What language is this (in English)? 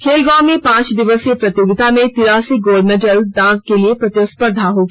Hindi